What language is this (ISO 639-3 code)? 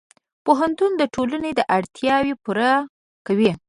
pus